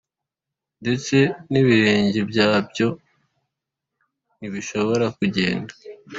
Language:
Kinyarwanda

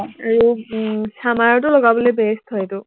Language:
Assamese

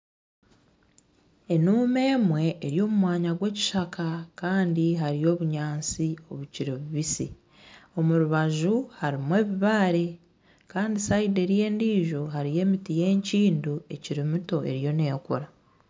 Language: Nyankole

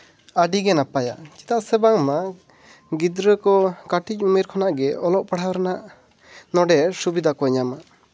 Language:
Santali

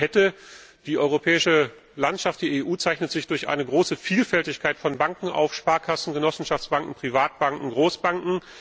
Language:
German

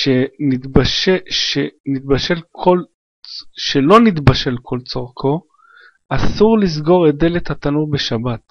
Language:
Hebrew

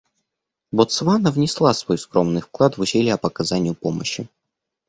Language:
Russian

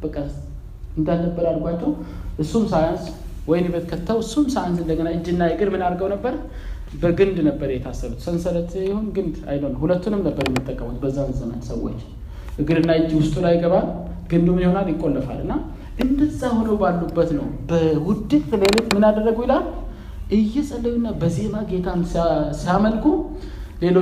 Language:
Amharic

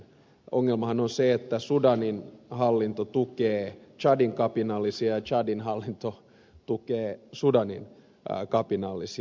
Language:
Finnish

